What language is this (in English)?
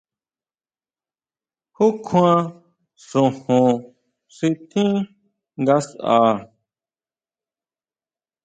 Huautla Mazatec